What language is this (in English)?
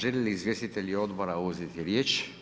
Croatian